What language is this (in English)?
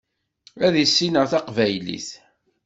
Kabyle